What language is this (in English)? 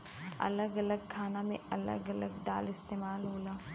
Bhojpuri